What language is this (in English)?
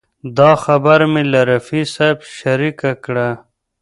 Pashto